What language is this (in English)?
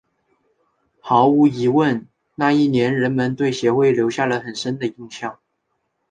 Chinese